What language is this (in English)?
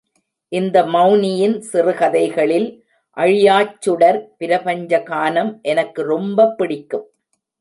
Tamil